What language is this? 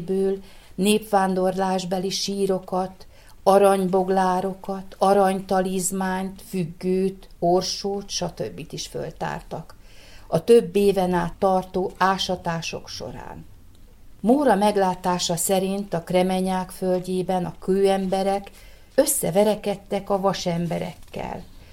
Hungarian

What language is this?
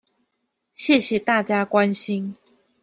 Chinese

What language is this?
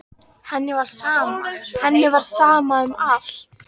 Icelandic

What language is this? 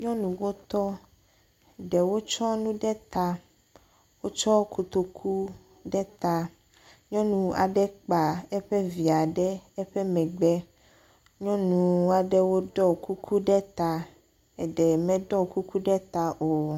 Ewe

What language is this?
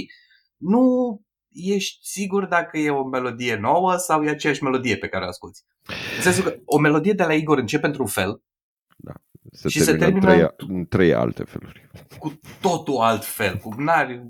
Romanian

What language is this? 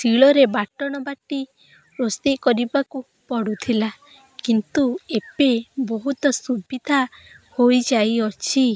Odia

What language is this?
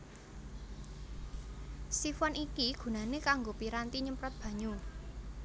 Javanese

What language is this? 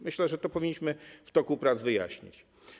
Polish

